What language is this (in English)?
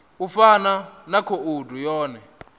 Venda